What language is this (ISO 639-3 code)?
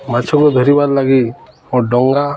ori